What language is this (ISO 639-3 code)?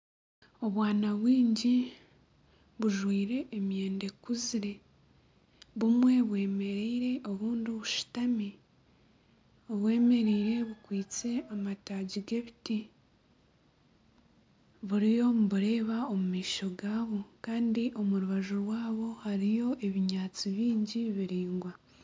nyn